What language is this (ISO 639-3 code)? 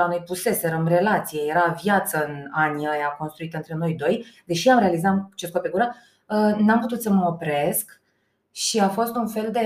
ron